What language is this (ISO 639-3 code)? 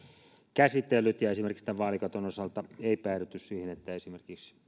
fin